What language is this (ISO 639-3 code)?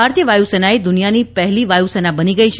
guj